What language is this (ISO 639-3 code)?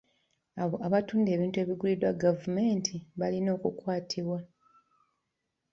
lug